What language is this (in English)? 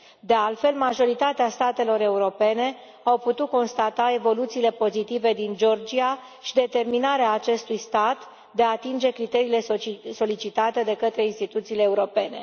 Romanian